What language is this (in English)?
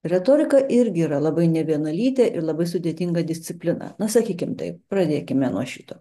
Lithuanian